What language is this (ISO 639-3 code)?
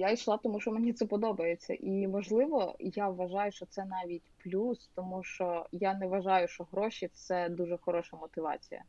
ukr